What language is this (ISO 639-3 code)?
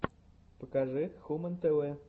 rus